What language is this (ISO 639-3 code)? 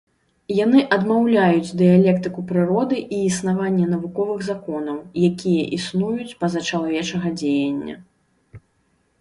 bel